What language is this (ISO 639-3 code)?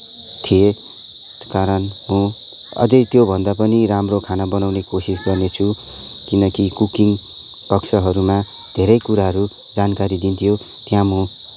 nep